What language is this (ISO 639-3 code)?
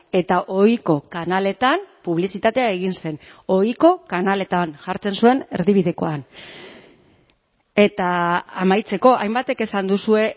eus